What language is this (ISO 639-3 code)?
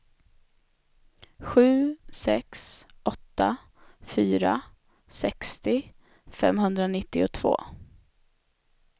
swe